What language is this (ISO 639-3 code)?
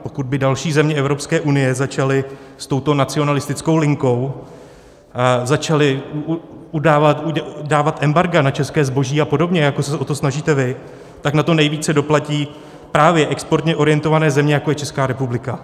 ces